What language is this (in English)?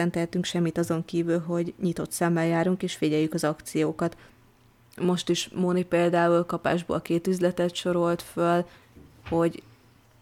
Hungarian